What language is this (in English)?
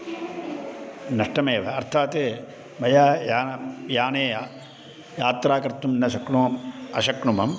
Sanskrit